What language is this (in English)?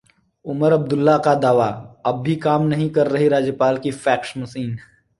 Hindi